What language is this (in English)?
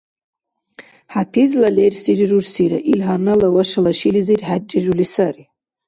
Dargwa